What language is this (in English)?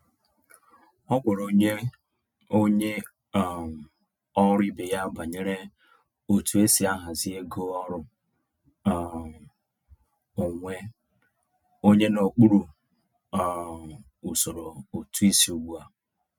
Igbo